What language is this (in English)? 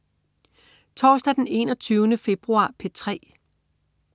Danish